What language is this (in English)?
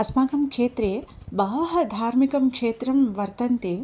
Sanskrit